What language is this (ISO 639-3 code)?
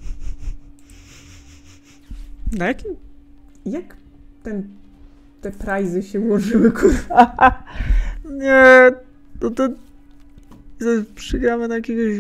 pol